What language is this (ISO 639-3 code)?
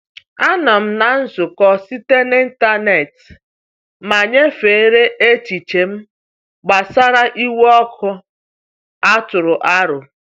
ibo